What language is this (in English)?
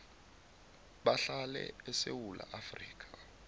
South Ndebele